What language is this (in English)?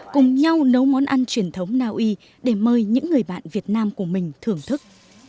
Vietnamese